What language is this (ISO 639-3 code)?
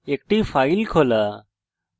ben